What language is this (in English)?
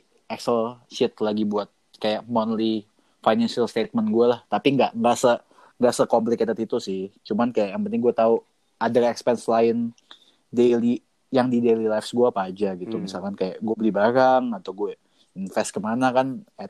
Indonesian